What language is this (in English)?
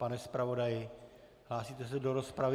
Czech